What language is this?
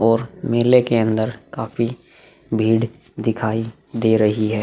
Hindi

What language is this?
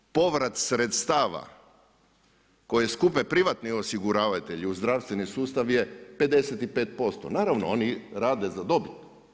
Croatian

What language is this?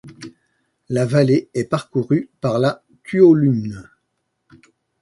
French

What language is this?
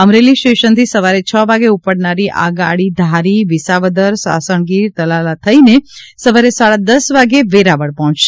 Gujarati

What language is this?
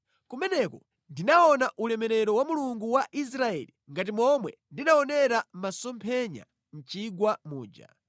Nyanja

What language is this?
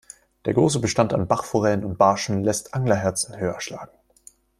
German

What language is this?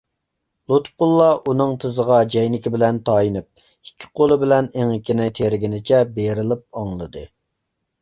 Uyghur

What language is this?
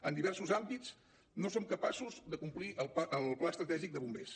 Catalan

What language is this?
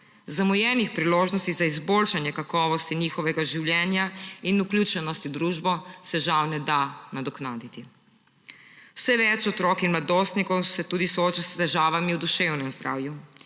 Slovenian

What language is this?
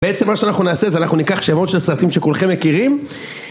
Hebrew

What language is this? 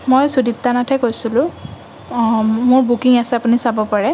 Assamese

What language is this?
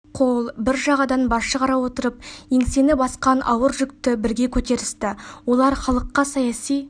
Kazakh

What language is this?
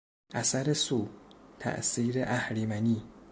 Persian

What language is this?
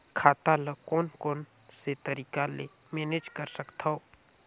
Chhattisgarhi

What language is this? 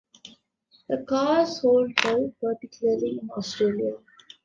English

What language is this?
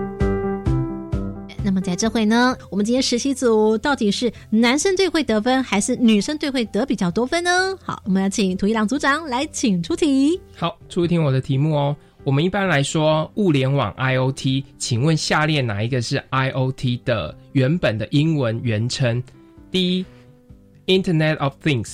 Chinese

